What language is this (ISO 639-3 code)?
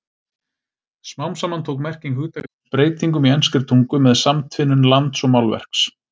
isl